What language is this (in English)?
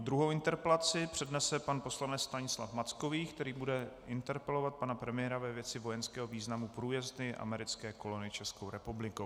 Czech